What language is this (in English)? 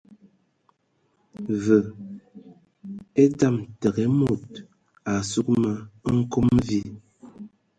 Ewondo